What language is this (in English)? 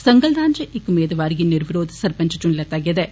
Dogri